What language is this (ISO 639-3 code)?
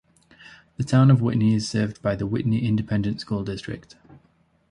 eng